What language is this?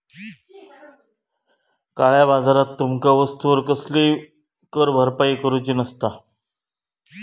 Marathi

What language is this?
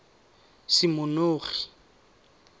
Tswana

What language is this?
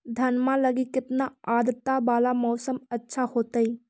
Magahi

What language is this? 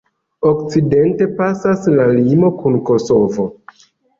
Esperanto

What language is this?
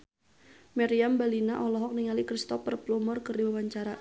Sundanese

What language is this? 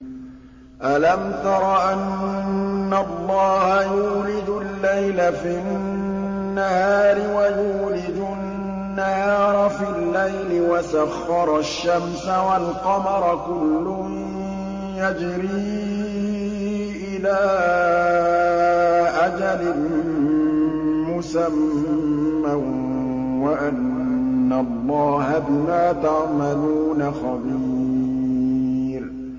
Arabic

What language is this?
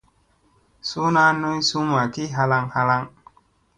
Musey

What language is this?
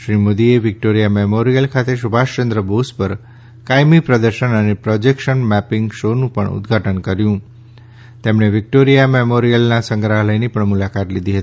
Gujarati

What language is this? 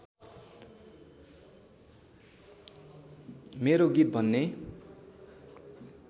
Nepali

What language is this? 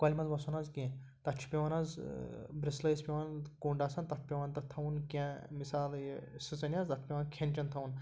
Kashmiri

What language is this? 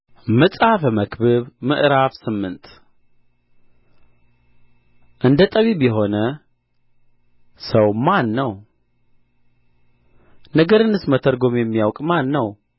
Amharic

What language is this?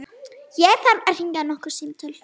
Icelandic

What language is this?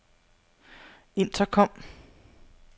Danish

